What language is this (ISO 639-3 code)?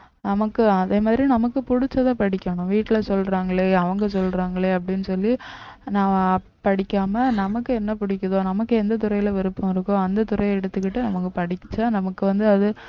tam